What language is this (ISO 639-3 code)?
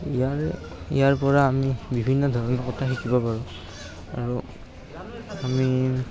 asm